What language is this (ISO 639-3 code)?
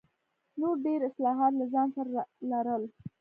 pus